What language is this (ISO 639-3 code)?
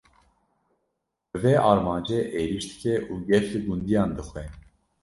kur